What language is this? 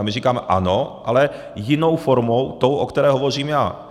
Czech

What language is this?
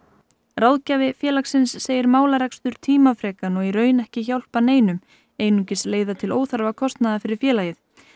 Icelandic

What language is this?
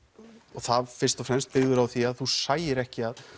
Icelandic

